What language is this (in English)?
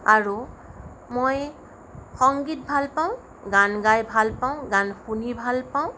Assamese